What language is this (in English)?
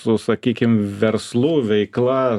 Lithuanian